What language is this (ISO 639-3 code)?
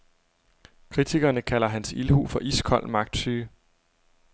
dan